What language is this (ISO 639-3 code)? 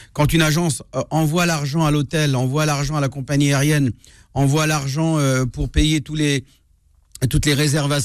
fra